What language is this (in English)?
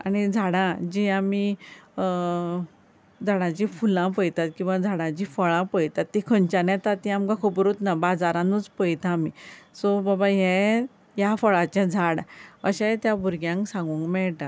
Konkani